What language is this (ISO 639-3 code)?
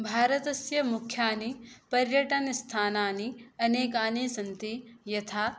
san